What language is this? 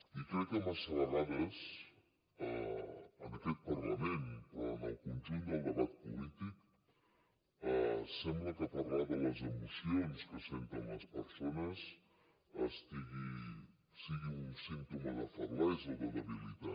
Catalan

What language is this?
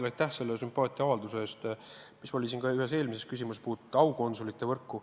Estonian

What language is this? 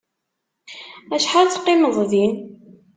Kabyle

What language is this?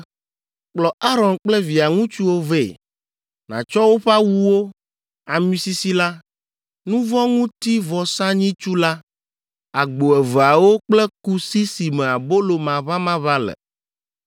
Ewe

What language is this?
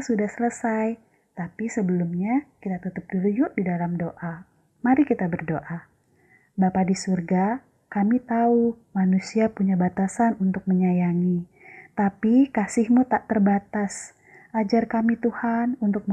Indonesian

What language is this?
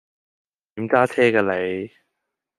Cantonese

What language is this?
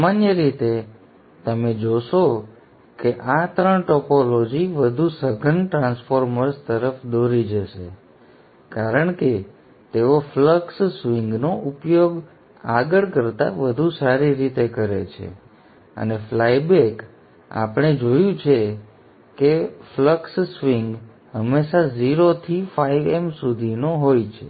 Gujarati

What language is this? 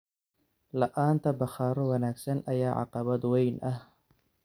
Somali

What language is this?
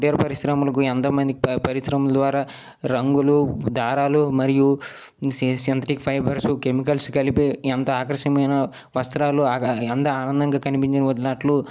Telugu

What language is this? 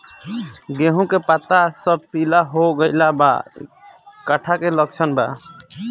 Bhojpuri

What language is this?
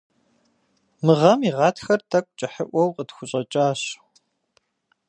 Kabardian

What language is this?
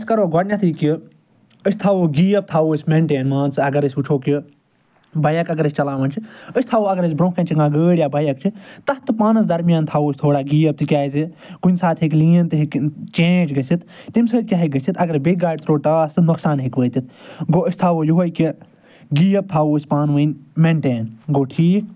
Kashmiri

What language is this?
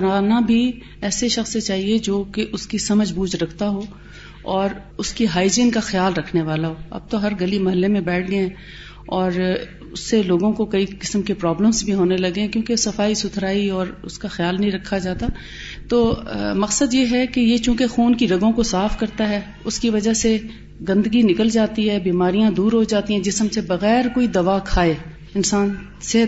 Urdu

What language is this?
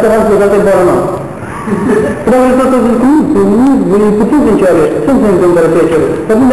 Romanian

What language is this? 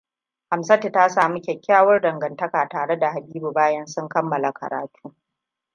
Hausa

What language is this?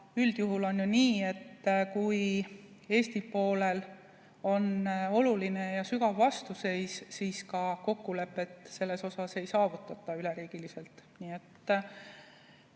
Estonian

